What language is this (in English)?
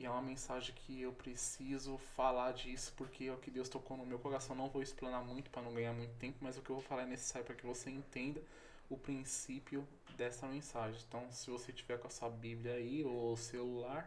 Portuguese